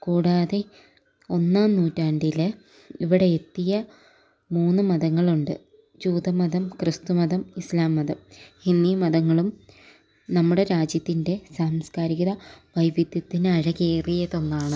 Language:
Malayalam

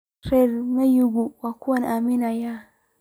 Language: Somali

